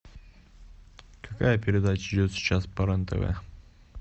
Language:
Russian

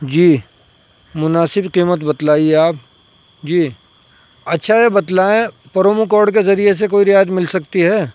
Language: Urdu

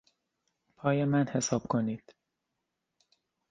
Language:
Persian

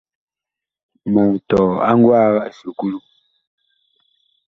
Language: Bakoko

